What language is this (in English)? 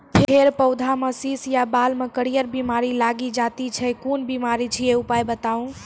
Maithili